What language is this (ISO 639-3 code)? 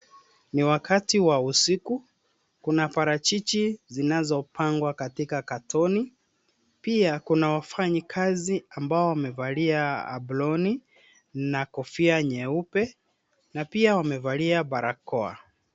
swa